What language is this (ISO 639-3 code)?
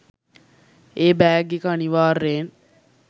sin